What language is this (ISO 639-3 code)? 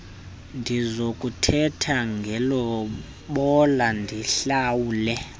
xho